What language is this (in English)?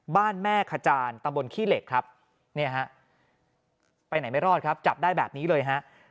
Thai